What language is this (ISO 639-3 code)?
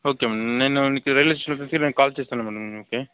tel